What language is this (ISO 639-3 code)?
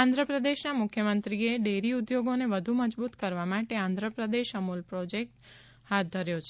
guj